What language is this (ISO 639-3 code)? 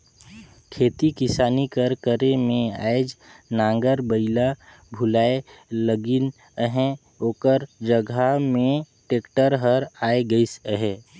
hne